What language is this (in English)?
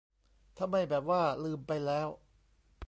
Thai